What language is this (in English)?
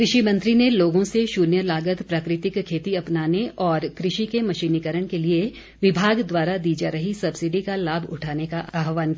Hindi